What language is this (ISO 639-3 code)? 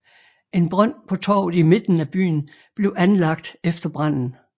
dan